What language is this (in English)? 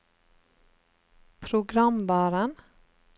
Norwegian